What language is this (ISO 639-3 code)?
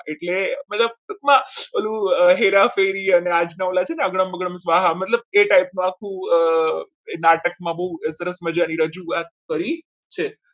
guj